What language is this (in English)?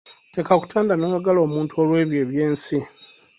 Ganda